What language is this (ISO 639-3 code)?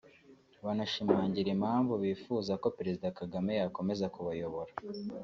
kin